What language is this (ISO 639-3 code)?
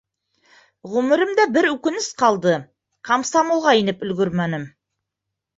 bak